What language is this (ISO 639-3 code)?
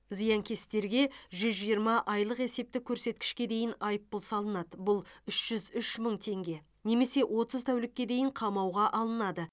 kaz